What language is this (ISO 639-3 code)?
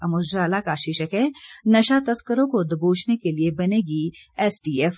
hin